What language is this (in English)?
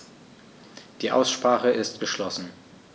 German